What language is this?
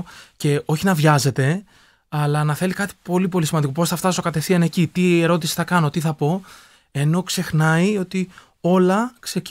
Greek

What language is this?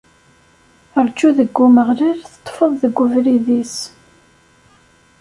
Kabyle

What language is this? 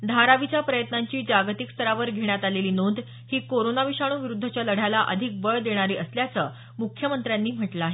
Marathi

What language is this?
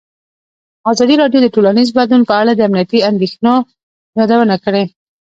Pashto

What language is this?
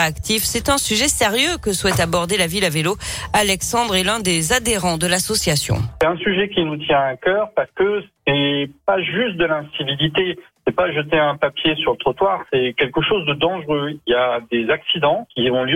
French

